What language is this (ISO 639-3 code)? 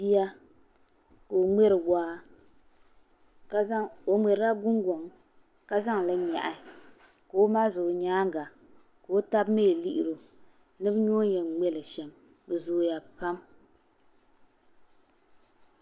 dag